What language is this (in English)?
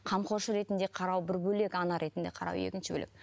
Kazakh